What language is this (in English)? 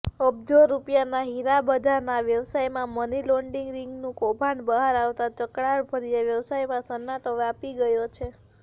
Gujarati